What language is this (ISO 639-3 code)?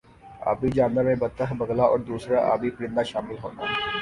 urd